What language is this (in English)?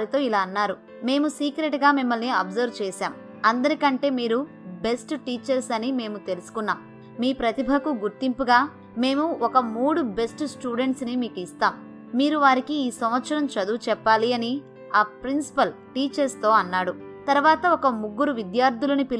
Telugu